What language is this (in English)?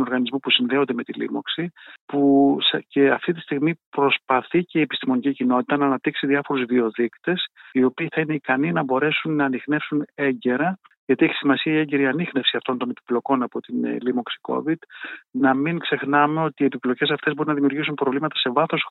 Greek